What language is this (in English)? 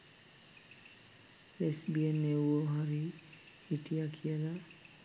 Sinhala